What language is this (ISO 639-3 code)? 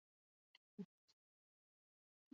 eus